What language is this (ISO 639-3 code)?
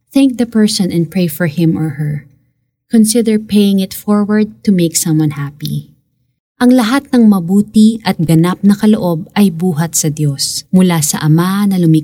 fil